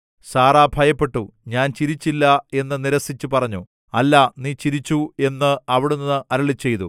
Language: Malayalam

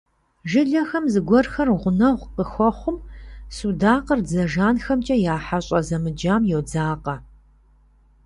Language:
Kabardian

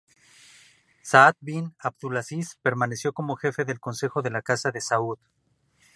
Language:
Spanish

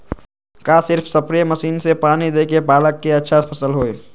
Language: Magahi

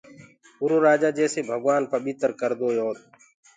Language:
Gurgula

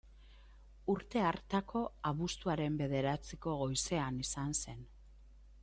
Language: Basque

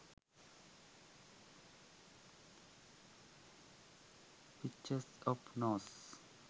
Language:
Sinhala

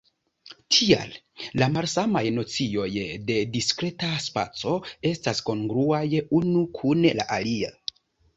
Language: Esperanto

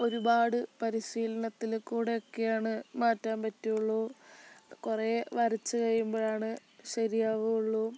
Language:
Malayalam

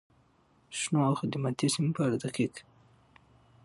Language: Pashto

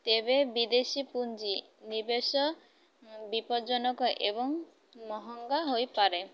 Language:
Odia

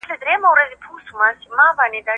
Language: Pashto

